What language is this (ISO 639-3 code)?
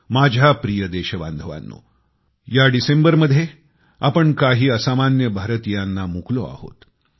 mar